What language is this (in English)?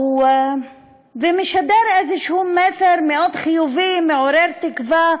Hebrew